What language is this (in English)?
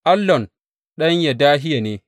Hausa